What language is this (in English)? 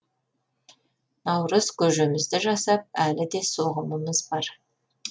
Kazakh